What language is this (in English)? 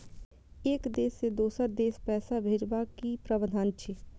Maithili